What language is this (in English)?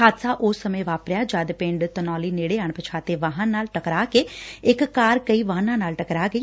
Punjabi